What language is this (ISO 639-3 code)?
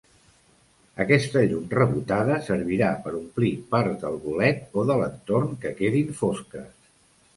cat